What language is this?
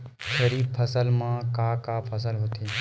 Chhattisgarhi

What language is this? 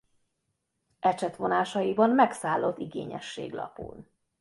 Hungarian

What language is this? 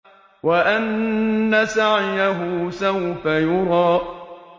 Arabic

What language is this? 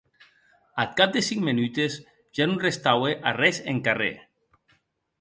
Occitan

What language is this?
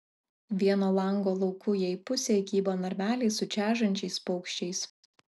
Lithuanian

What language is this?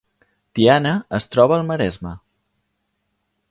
Catalan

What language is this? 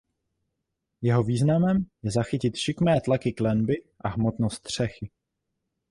Czech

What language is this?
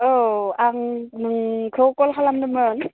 Bodo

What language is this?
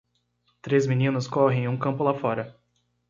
Portuguese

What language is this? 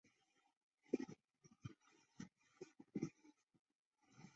Chinese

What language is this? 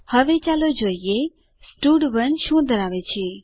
Gujarati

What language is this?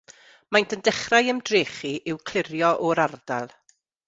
Welsh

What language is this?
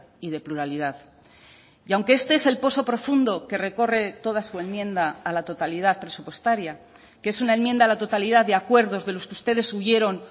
Spanish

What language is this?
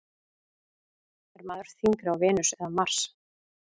Icelandic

